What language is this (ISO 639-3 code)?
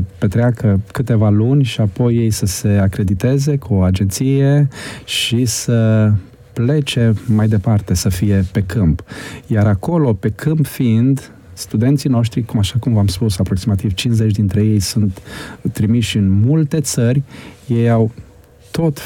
ron